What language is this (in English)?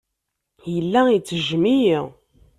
Kabyle